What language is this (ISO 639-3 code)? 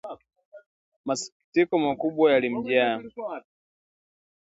swa